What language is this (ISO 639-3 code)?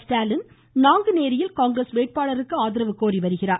tam